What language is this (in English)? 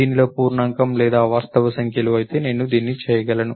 Telugu